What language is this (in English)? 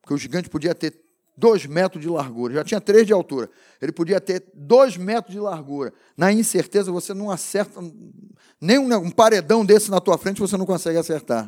Portuguese